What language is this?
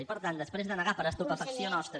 Catalan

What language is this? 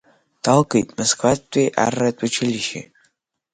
Abkhazian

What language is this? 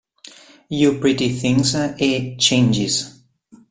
Italian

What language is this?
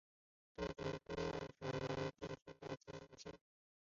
Chinese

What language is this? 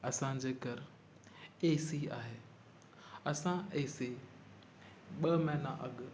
Sindhi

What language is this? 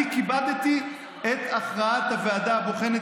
Hebrew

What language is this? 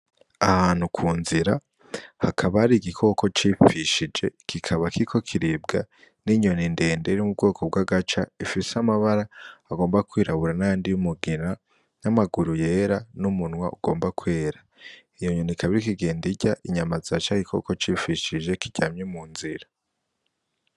Rundi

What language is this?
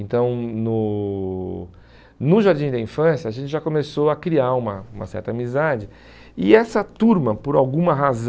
Portuguese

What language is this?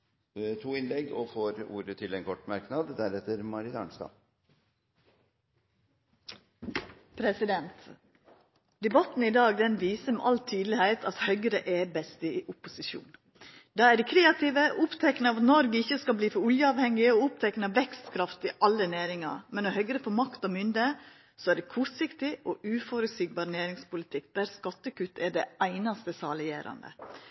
Norwegian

